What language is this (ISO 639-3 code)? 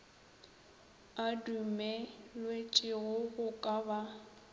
nso